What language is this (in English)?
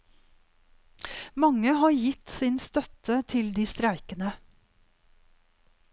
Norwegian